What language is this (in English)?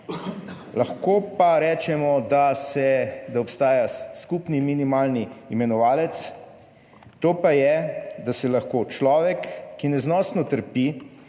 Slovenian